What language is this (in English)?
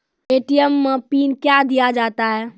Maithili